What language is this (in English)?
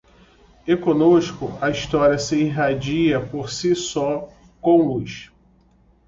Portuguese